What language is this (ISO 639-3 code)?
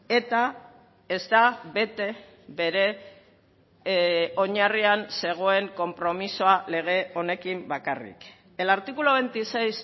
eus